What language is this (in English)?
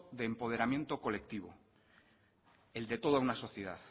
Spanish